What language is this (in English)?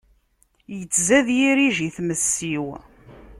Kabyle